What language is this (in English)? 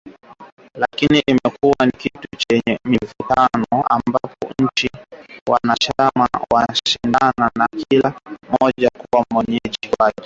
Swahili